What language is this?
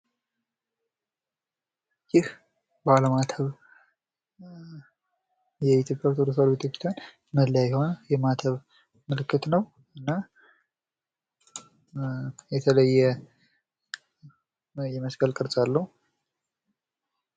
Amharic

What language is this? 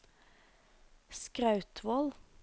Norwegian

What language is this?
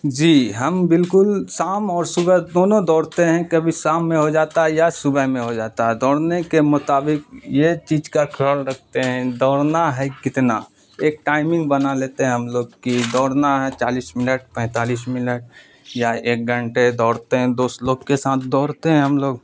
Urdu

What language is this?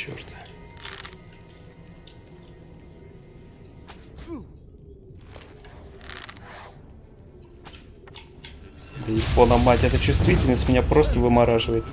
Russian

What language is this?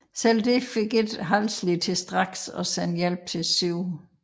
Danish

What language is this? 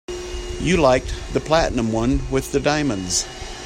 English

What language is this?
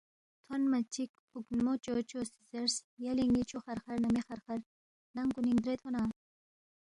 Balti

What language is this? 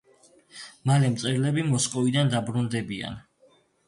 Georgian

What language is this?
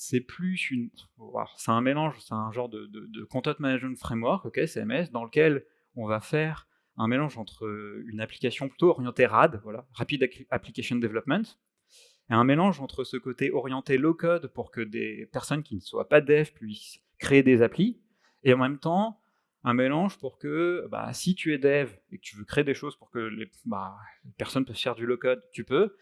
French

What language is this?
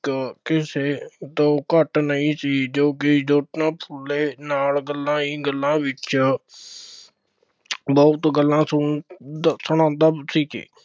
Punjabi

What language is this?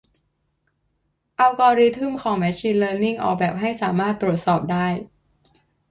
Thai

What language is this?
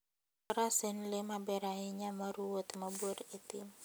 Luo (Kenya and Tanzania)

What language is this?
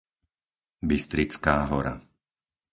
Slovak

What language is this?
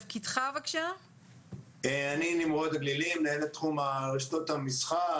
Hebrew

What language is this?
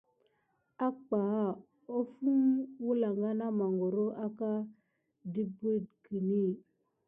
Gidar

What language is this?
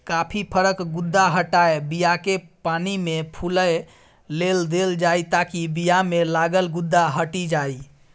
Maithili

